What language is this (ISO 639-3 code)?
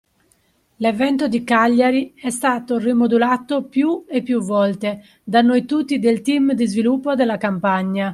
ita